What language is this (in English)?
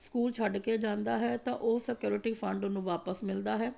Punjabi